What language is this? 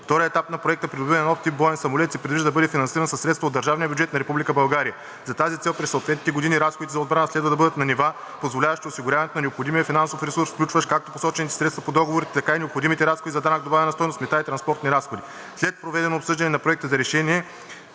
Bulgarian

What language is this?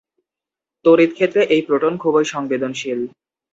Bangla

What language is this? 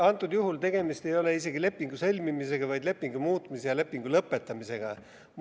Estonian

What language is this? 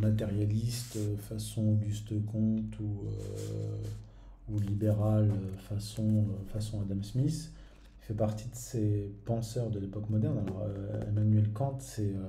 French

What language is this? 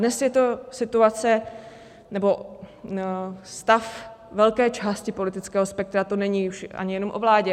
Czech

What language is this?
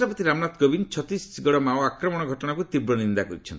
Odia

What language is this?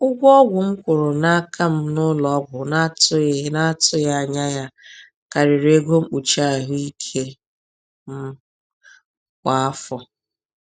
Igbo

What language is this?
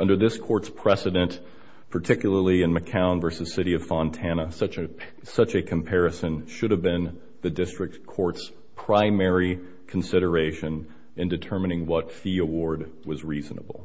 English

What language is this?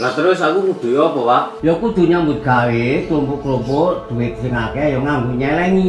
Indonesian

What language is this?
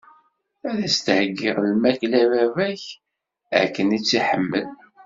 Kabyle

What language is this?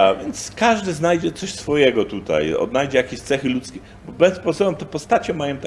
Polish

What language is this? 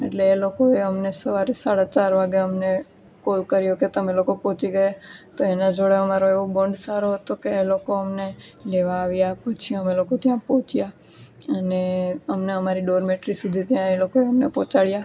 Gujarati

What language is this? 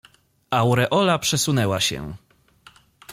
Polish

